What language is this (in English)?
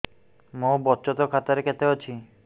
Odia